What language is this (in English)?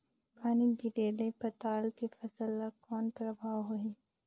Chhattisgarhi